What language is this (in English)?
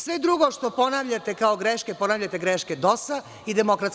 Serbian